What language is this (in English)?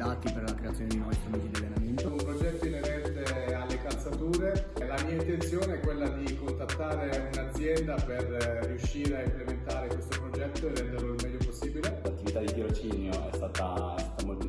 Italian